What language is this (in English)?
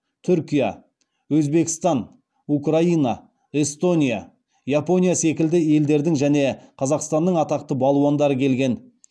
Kazakh